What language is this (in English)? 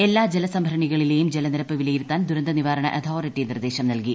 Malayalam